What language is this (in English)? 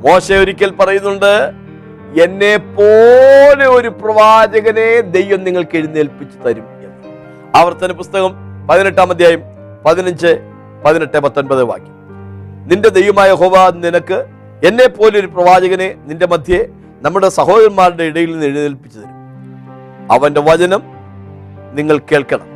Malayalam